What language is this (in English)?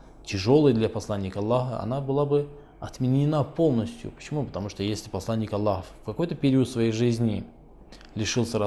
Russian